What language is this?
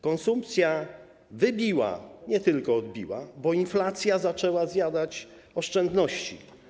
Polish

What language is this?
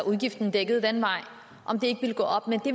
Danish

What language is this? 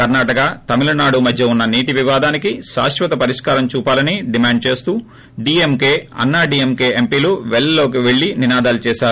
Telugu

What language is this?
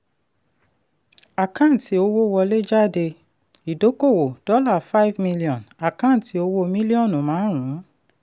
Yoruba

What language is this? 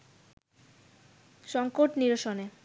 Bangla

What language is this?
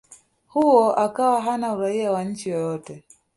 Swahili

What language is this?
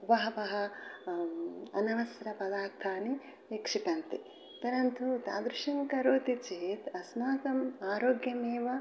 Sanskrit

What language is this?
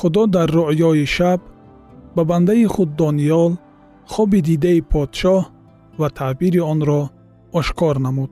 Persian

